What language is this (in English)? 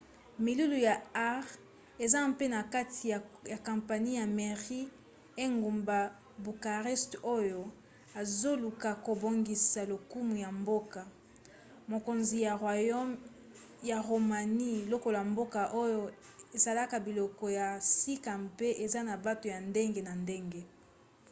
Lingala